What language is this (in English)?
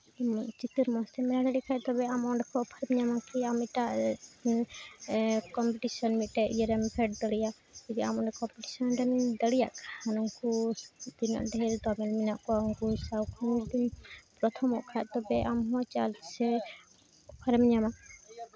Santali